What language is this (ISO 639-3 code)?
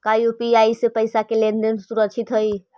mag